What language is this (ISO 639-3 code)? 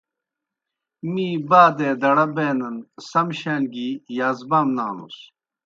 plk